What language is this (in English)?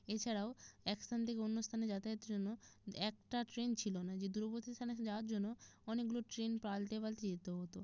Bangla